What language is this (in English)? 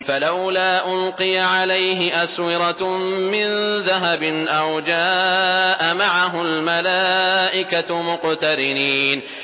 Arabic